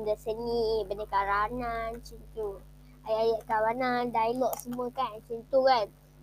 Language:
Malay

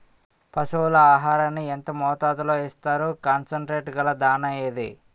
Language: Telugu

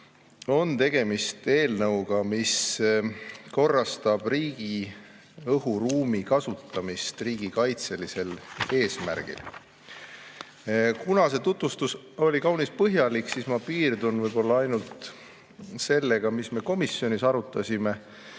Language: Estonian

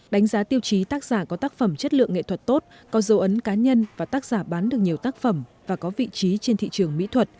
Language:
Vietnamese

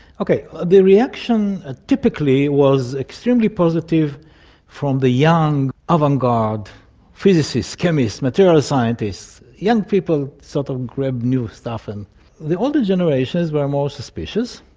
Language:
English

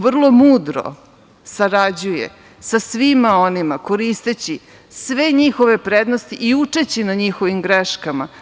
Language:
Serbian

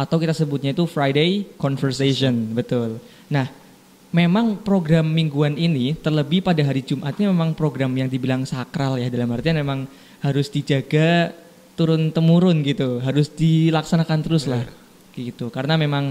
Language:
Indonesian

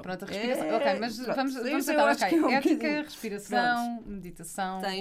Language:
Portuguese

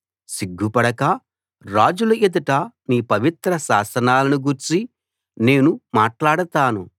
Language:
Telugu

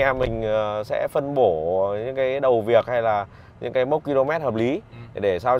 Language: Vietnamese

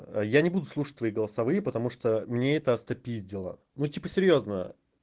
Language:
Russian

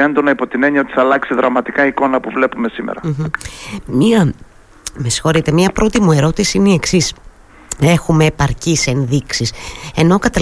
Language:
Greek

